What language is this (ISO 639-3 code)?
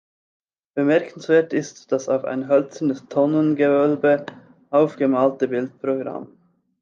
deu